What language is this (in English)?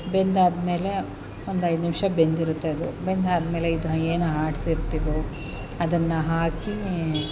Kannada